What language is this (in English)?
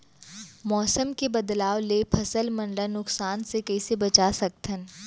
Chhattisgarhi